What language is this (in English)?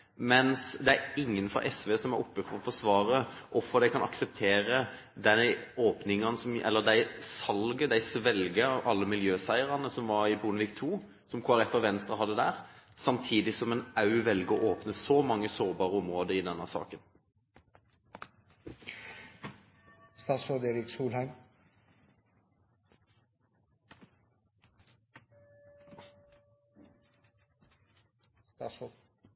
Norwegian Bokmål